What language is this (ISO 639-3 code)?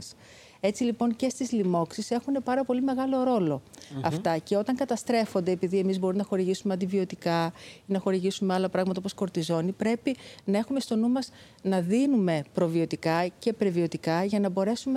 ell